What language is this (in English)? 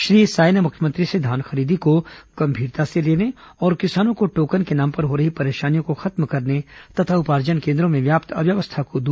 Hindi